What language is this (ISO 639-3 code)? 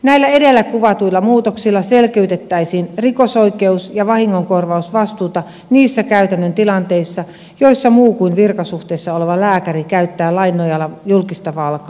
fin